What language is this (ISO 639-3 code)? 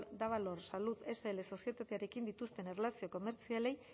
eus